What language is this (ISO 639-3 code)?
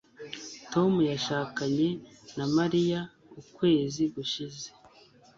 kin